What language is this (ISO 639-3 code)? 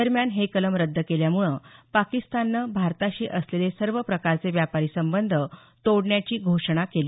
mar